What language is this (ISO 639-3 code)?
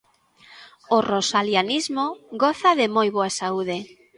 glg